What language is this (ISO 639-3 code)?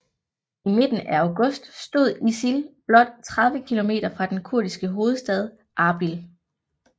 dan